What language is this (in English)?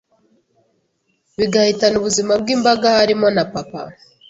Kinyarwanda